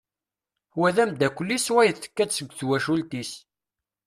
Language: Kabyle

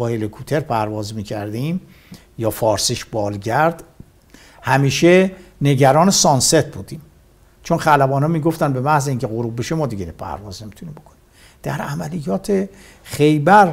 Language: Persian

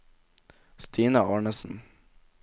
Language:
Norwegian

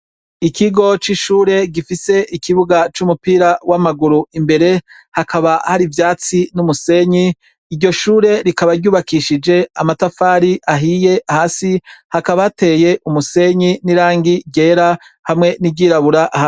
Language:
Rundi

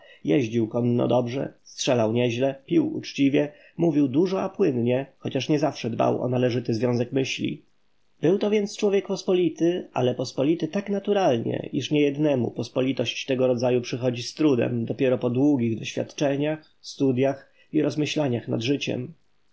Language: Polish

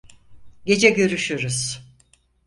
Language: Turkish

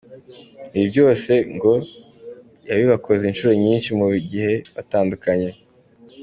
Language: Kinyarwanda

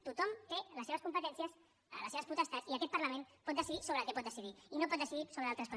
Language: Catalan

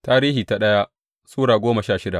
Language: Hausa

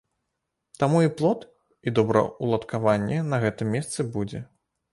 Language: Belarusian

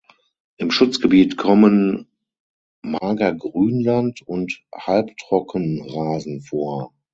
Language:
German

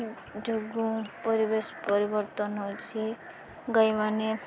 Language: Odia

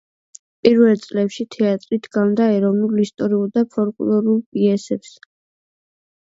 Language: Georgian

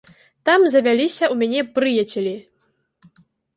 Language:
Belarusian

